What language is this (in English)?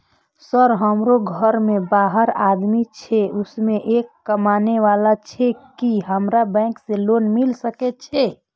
Maithili